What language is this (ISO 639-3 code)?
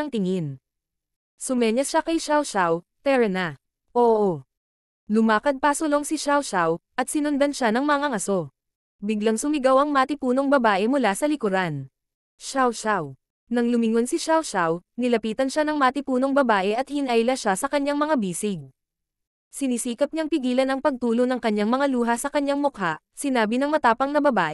fil